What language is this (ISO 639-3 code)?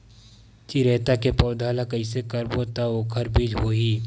hne